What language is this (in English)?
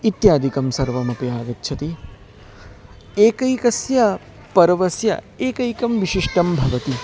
Sanskrit